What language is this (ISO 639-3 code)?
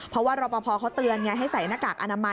tha